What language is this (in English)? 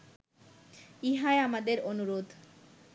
Bangla